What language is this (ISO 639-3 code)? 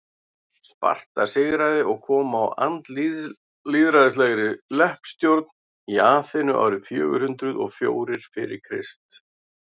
isl